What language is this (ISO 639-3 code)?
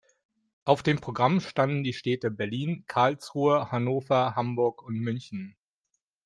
deu